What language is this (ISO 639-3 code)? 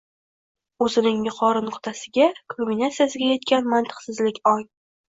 uzb